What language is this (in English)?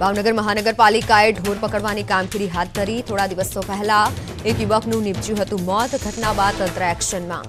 Hindi